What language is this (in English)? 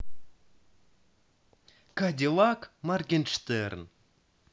Russian